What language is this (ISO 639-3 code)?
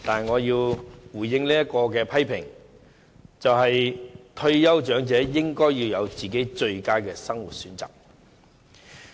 yue